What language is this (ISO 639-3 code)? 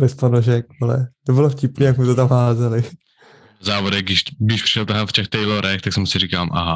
ces